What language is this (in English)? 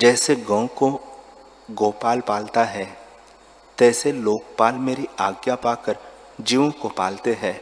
Hindi